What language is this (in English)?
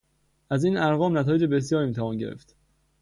Persian